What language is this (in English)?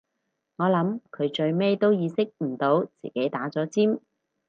Cantonese